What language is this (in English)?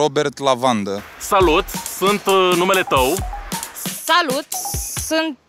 Romanian